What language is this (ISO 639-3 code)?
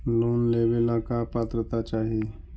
mag